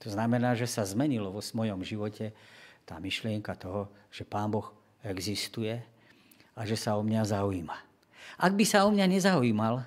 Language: Slovak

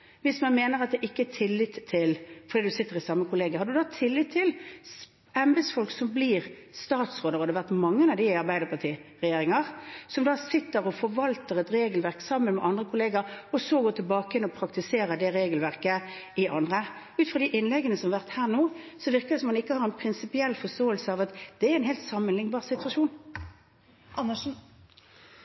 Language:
Norwegian Bokmål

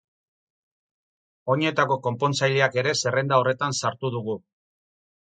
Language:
Basque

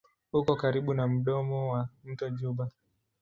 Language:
Swahili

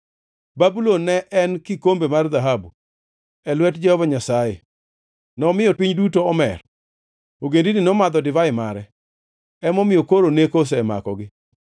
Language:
Luo (Kenya and Tanzania)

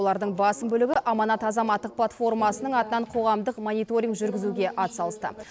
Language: Kazakh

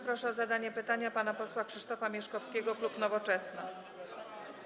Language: Polish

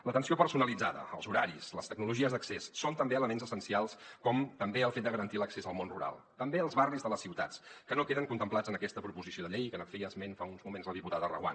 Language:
Catalan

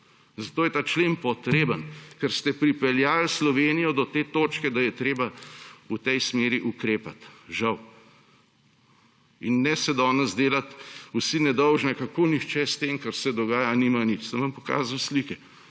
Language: Slovenian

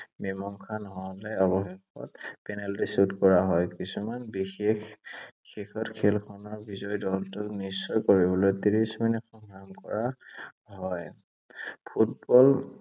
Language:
Assamese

